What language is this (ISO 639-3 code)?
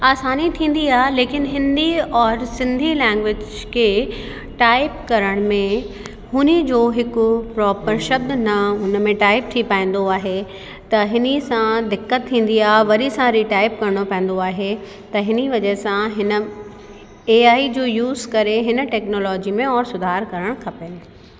snd